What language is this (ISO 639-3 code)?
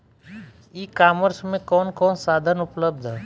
bho